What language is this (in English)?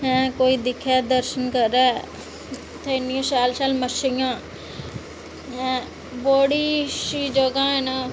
Dogri